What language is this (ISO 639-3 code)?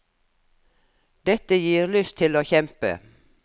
nor